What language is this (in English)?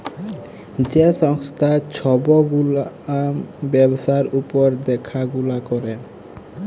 Bangla